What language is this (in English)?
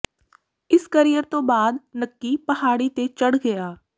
Punjabi